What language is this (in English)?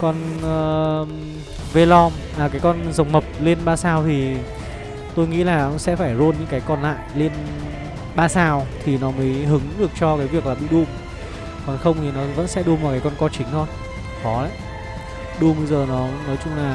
Vietnamese